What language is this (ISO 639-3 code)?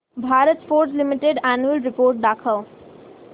mar